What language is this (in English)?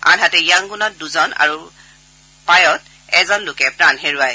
Assamese